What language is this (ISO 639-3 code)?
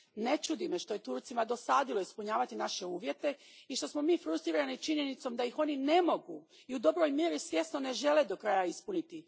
hrv